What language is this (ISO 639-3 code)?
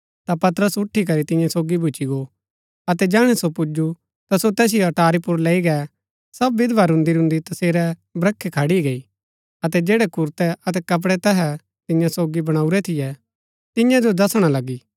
gbk